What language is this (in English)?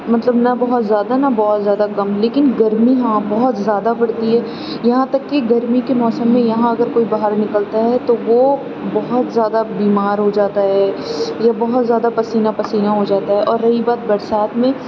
Urdu